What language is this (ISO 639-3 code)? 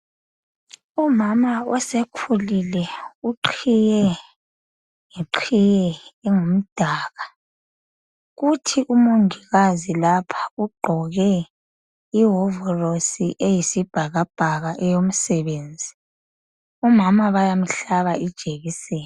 nde